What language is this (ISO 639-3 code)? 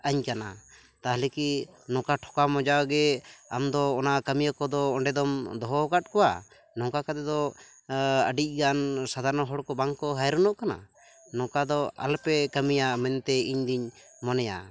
sat